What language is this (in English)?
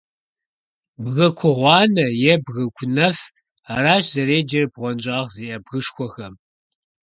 Kabardian